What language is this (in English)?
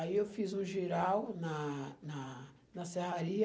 Portuguese